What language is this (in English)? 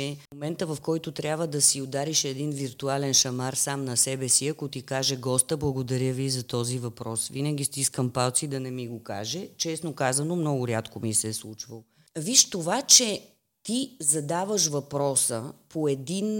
Bulgarian